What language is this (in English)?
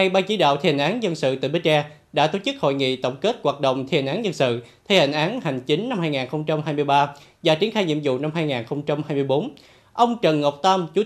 Vietnamese